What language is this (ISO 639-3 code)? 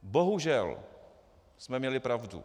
ces